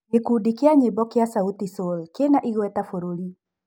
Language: Kikuyu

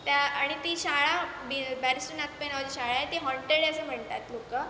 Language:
Marathi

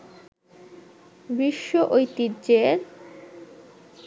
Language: Bangla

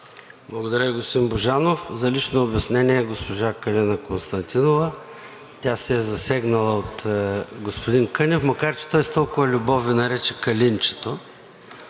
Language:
Bulgarian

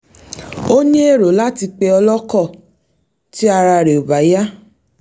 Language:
Yoruba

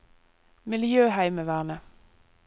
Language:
Norwegian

